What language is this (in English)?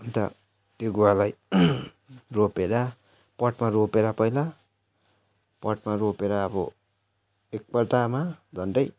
Nepali